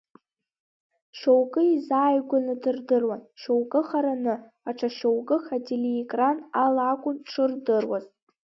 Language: Abkhazian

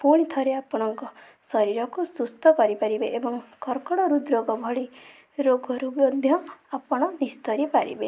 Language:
Odia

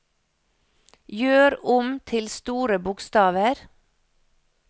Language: Norwegian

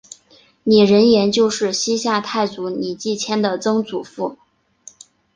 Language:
Chinese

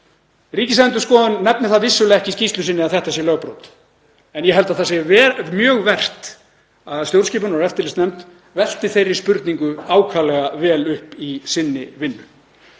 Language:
Icelandic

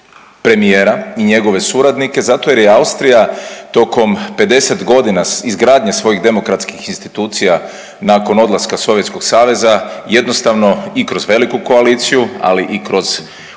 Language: Croatian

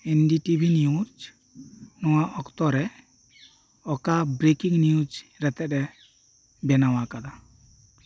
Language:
Santali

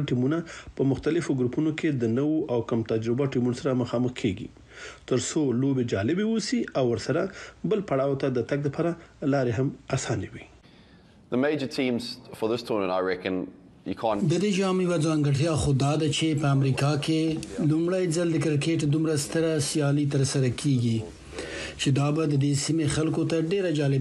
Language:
Persian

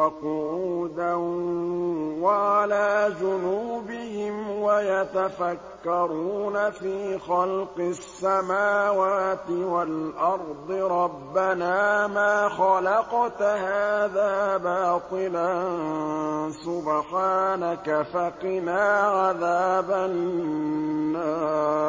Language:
Arabic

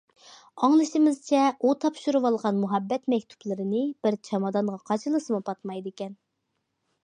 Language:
Uyghur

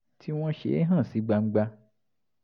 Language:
Yoruba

